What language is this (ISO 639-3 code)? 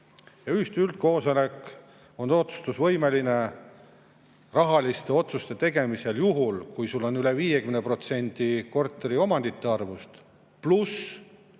est